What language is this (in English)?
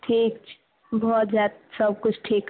Maithili